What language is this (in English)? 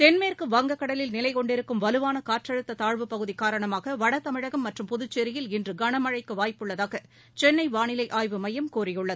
Tamil